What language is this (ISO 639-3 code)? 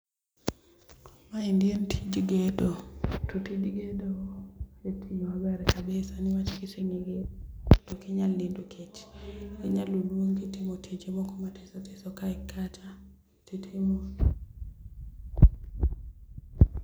luo